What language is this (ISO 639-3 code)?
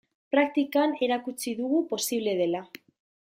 eus